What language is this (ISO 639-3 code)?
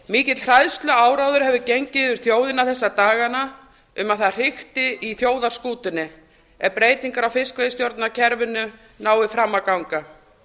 isl